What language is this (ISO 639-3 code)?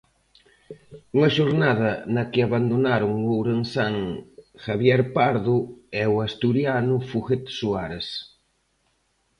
glg